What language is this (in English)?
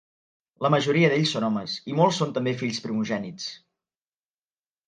Catalan